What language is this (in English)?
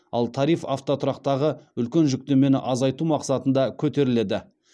Kazakh